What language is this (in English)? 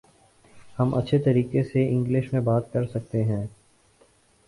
Urdu